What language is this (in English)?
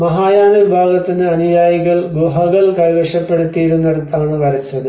Malayalam